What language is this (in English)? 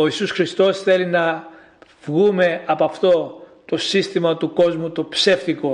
Greek